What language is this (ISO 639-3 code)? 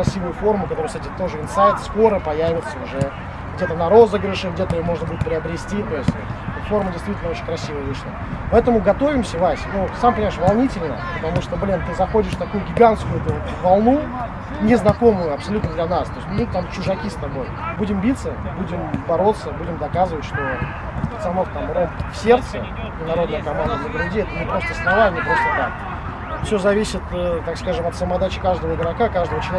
rus